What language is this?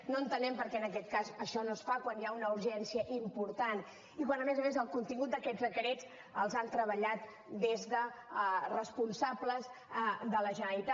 Catalan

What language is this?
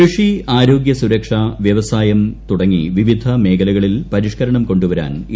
Malayalam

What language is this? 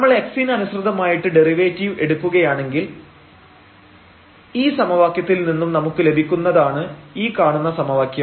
Malayalam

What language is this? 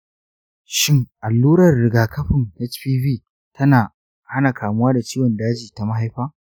Hausa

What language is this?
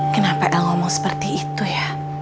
Indonesian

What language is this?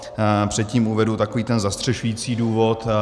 Czech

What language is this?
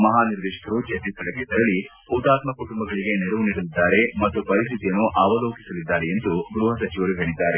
Kannada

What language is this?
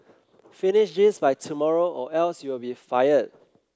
English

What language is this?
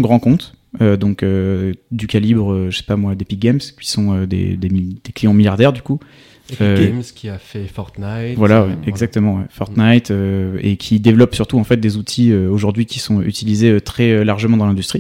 French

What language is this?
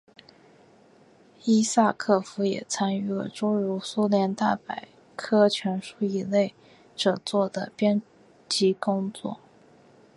Chinese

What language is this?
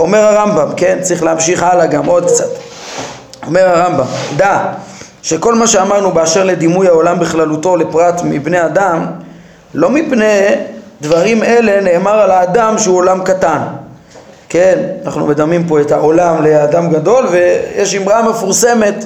Hebrew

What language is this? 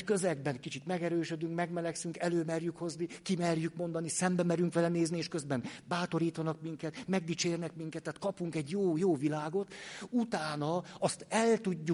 Hungarian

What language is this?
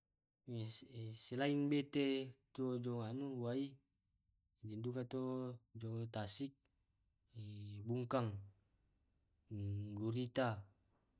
Tae'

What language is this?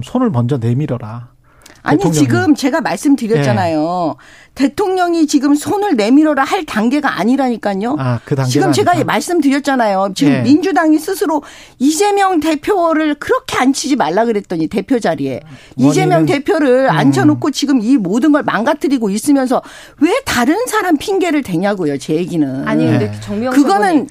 Korean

